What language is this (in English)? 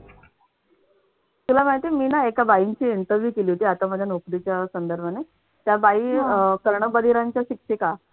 Marathi